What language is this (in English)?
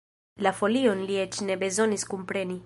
Esperanto